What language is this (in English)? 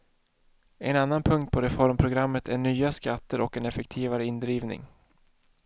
Swedish